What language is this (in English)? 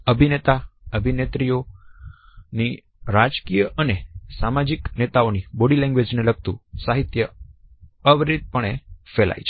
Gujarati